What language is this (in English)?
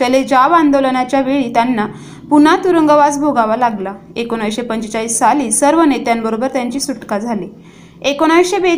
Marathi